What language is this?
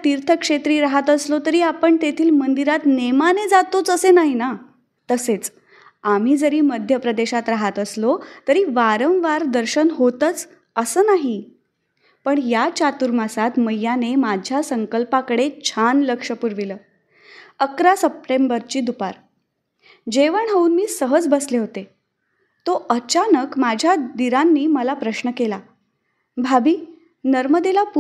Marathi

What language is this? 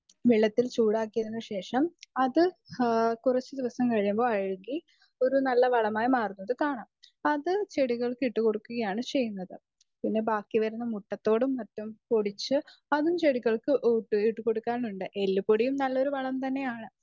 Malayalam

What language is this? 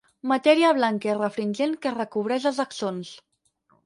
Catalan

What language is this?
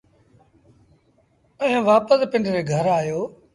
Sindhi Bhil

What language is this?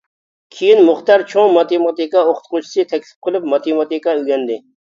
Uyghur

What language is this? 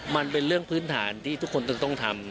Thai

